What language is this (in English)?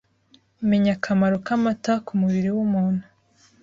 Kinyarwanda